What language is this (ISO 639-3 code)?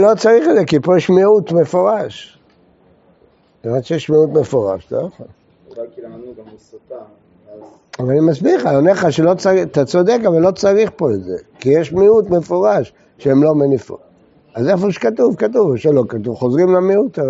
heb